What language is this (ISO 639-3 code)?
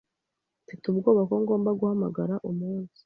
kin